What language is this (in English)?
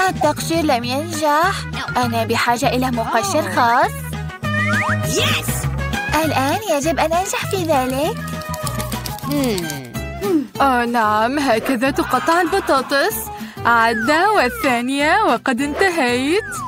Arabic